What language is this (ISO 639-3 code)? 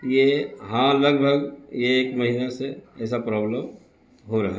urd